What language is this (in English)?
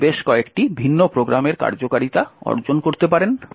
Bangla